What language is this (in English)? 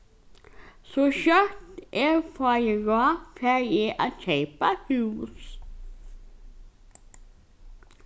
Faroese